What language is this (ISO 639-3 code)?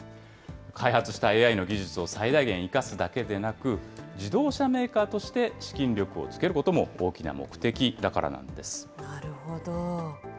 jpn